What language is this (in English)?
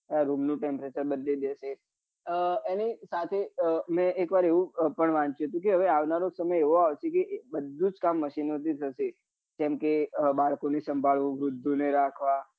Gujarati